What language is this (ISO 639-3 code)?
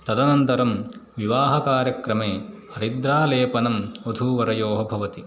san